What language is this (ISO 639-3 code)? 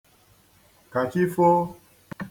ibo